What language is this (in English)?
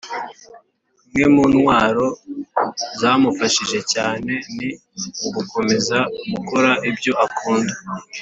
Kinyarwanda